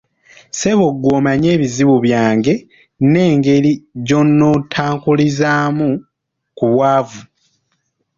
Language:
Ganda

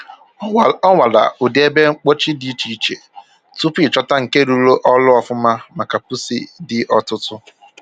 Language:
Igbo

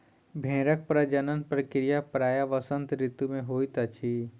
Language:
Maithili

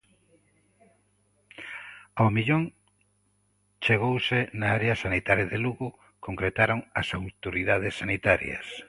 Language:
Galician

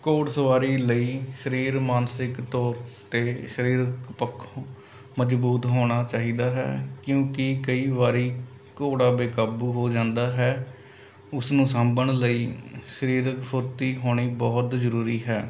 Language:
Punjabi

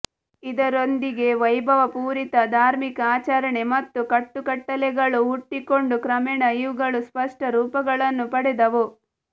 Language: Kannada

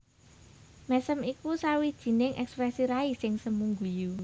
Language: Javanese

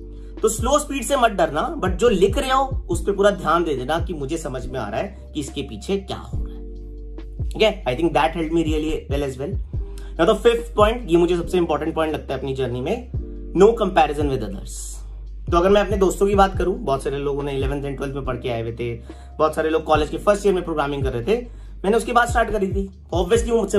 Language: Hindi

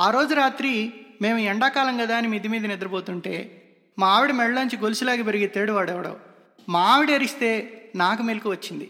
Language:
Telugu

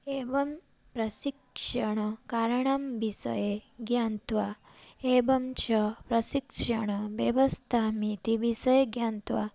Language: Sanskrit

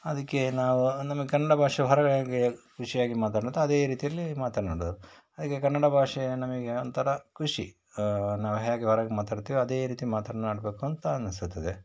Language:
Kannada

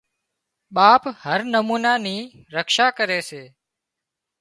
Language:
Wadiyara Koli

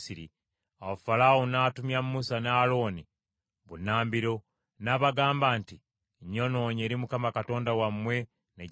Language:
Ganda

